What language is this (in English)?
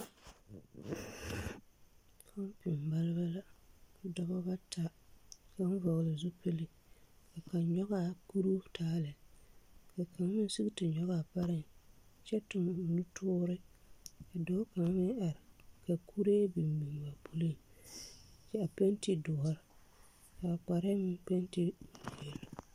Southern Dagaare